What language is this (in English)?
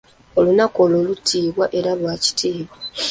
Ganda